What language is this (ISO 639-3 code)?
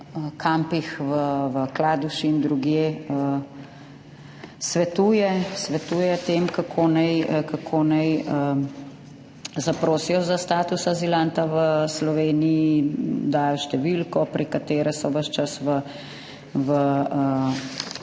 slv